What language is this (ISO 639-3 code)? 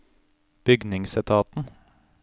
nor